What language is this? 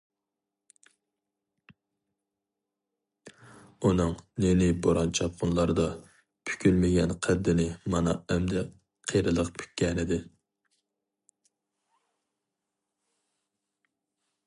Uyghur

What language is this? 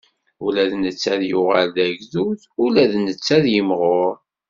Kabyle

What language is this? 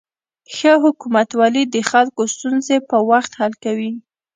Pashto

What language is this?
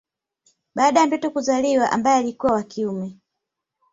Swahili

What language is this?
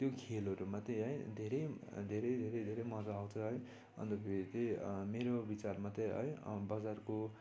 Nepali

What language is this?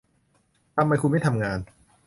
Thai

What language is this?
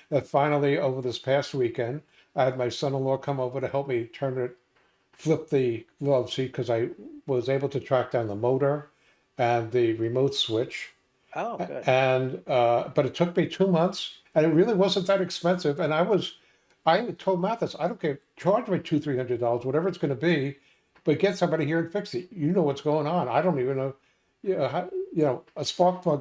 English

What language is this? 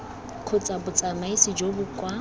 Tswana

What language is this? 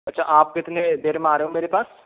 Hindi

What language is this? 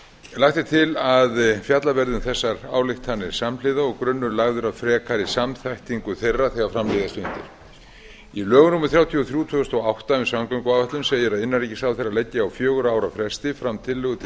Icelandic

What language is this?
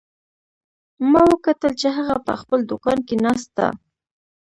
Pashto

